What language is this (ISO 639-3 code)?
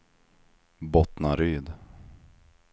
swe